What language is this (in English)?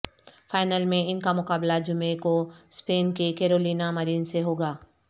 Urdu